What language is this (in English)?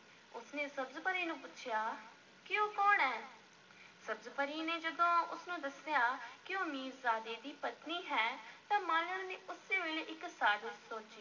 Punjabi